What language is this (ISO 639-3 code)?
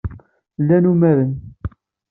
kab